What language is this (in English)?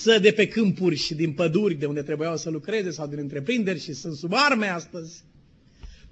Romanian